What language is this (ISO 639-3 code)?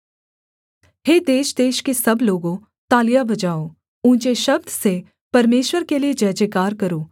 hin